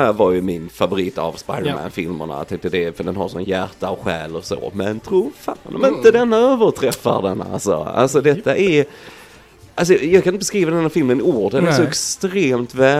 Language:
Swedish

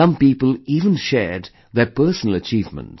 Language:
English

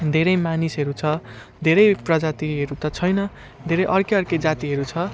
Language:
Nepali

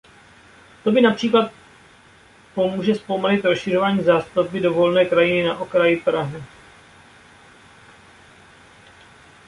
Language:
Czech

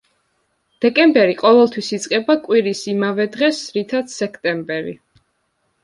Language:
Georgian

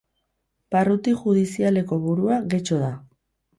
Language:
Basque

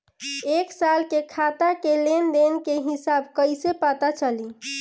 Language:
Bhojpuri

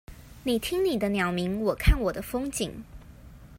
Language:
Chinese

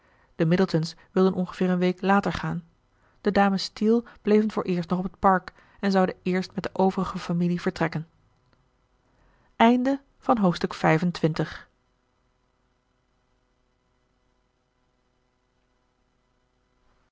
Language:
Dutch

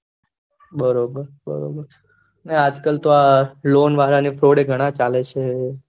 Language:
Gujarati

